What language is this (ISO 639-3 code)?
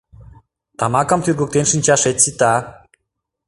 chm